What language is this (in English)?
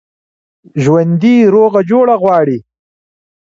Pashto